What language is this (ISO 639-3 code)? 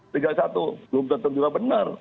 ind